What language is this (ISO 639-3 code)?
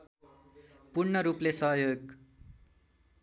nep